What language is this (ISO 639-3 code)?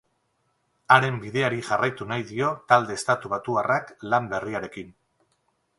eus